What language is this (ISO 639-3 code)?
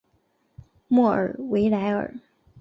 zho